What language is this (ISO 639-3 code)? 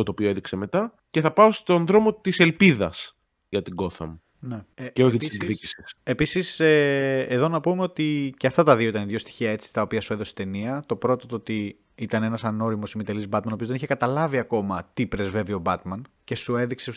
ell